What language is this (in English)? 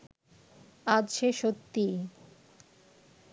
Bangla